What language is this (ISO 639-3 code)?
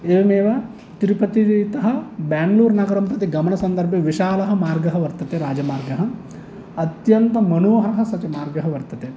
san